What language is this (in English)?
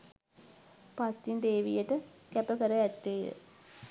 Sinhala